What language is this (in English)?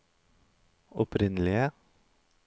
Norwegian